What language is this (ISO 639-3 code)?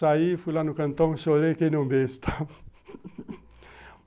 por